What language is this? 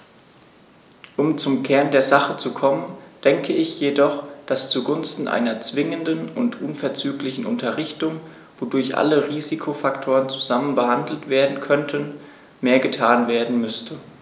German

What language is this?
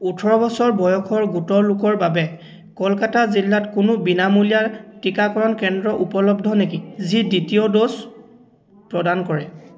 Assamese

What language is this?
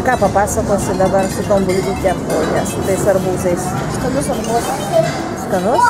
Greek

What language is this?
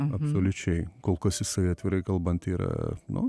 Lithuanian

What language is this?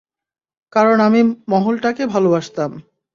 Bangla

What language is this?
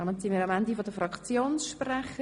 Swiss German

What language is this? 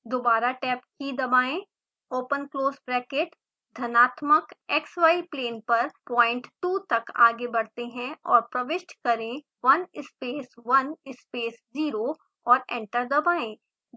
Hindi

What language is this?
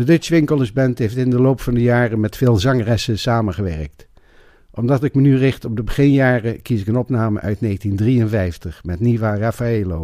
Dutch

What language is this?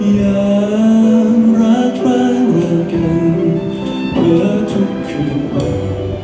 Thai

